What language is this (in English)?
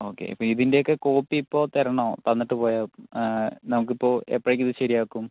Malayalam